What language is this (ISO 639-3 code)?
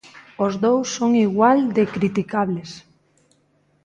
glg